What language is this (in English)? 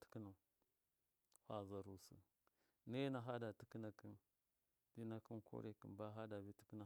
Miya